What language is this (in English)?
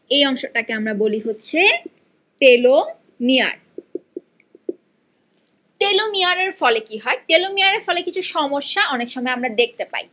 Bangla